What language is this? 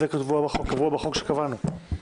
Hebrew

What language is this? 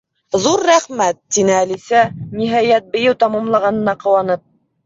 Bashkir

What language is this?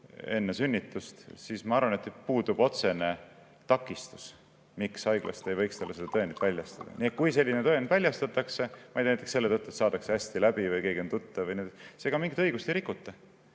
Estonian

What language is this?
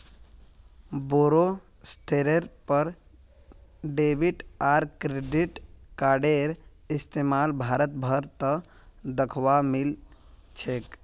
Magahi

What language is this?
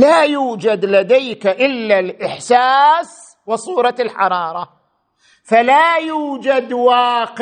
Arabic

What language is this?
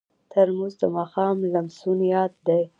Pashto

